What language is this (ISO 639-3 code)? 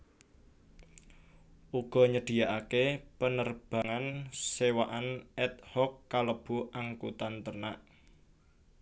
jav